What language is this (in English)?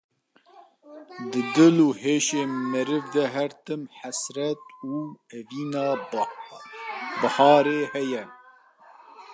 Kurdish